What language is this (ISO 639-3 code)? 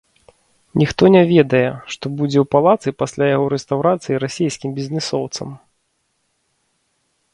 bel